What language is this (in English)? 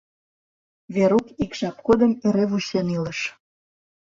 Mari